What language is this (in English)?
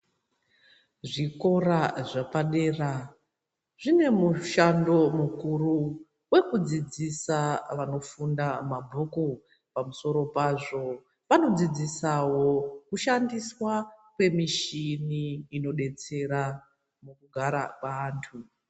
Ndau